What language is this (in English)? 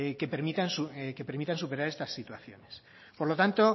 Spanish